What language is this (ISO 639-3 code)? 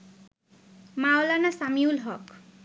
ben